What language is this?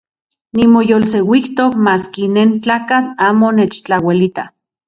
Central Puebla Nahuatl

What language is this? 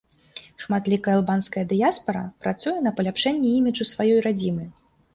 Belarusian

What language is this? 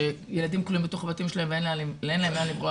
Hebrew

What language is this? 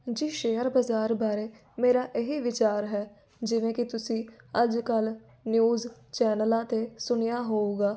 Punjabi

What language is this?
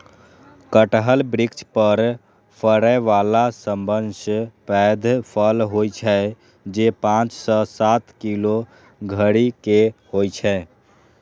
Maithili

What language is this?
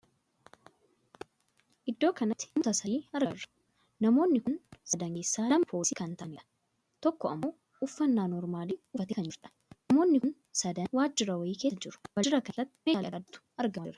Oromo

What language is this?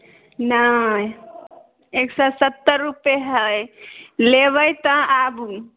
Maithili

